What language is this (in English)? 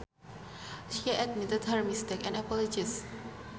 Sundanese